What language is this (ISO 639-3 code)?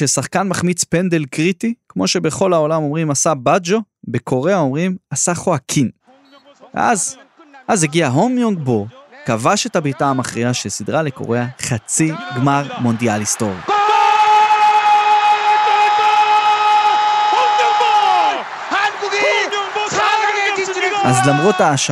heb